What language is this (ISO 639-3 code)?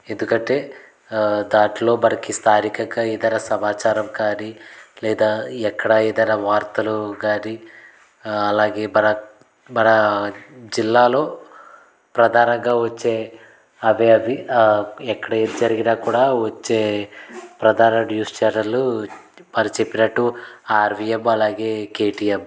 tel